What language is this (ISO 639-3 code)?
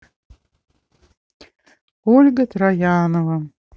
rus